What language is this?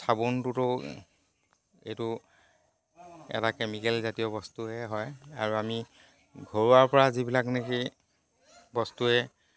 Assamese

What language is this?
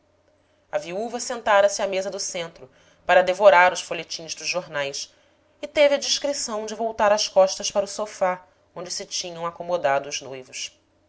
Portuguese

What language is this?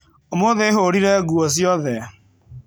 Kikuyu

